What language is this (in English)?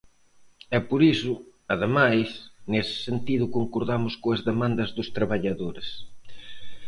Galician